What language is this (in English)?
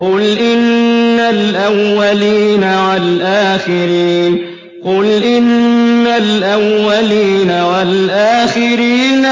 Arabic